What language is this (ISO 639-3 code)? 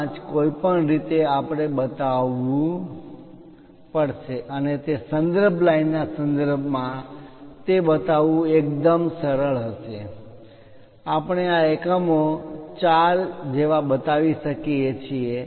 guj